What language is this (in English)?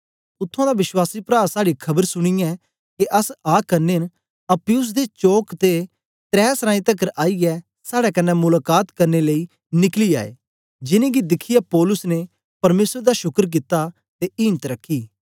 Dogri